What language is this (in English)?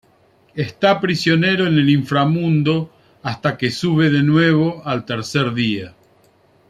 Spanish